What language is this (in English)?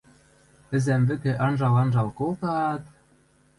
Western Mari